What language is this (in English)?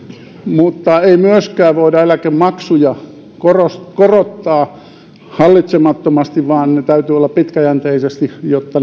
Finnish